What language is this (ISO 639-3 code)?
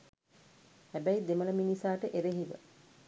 sin